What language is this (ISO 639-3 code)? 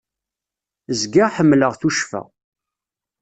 kab